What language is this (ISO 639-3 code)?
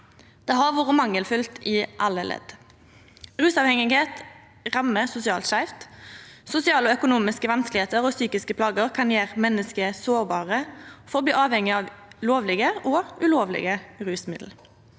nor